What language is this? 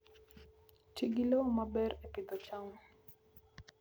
Luo (Kenya and Tanzania)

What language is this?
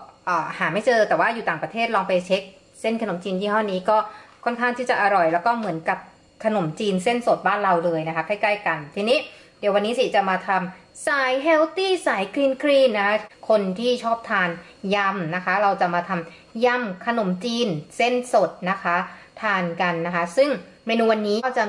Thai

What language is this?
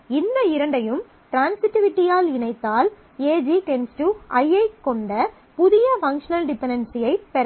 Tamil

